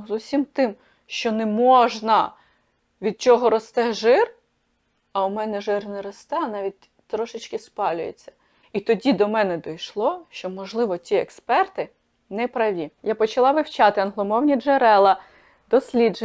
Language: Ukrainian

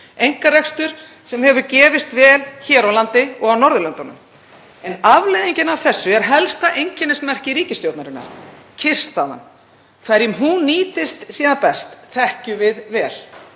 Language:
Icelandic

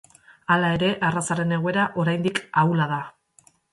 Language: Basque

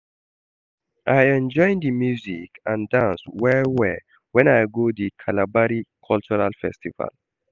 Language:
Nigerian Pidgin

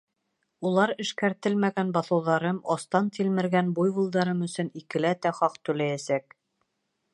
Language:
Bashkir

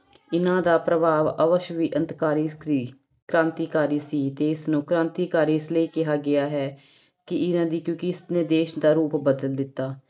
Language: Punjabi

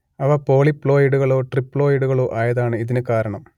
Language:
Malayalam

